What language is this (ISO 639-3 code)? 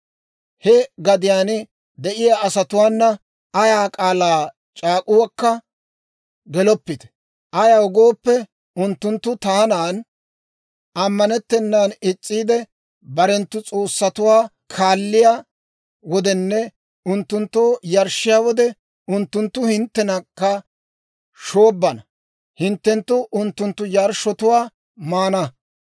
dwr